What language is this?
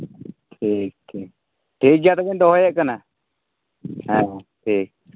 Santali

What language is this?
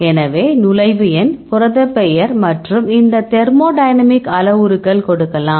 Tamil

